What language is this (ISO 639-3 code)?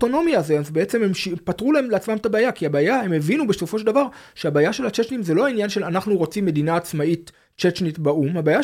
heb